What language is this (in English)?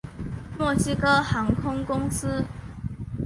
Chinese